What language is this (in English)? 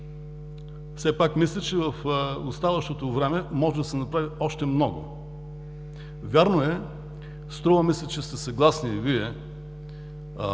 Bulgarian